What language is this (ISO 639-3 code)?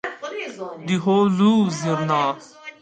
kur